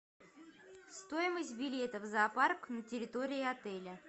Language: Russian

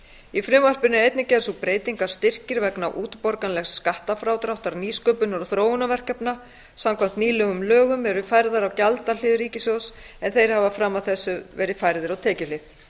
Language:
Icelandic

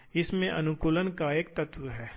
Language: Hindi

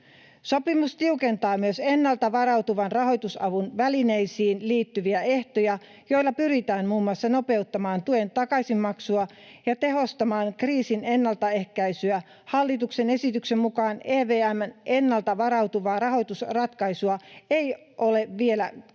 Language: Finnish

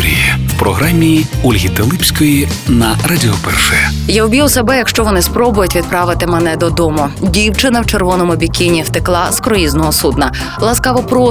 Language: Ukrainian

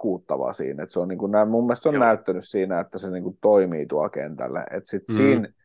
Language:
Finnish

